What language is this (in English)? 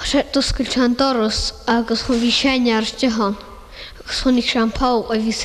Filipino